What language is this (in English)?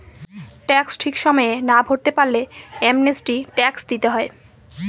Bangla